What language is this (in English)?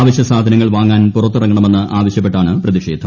Malayalam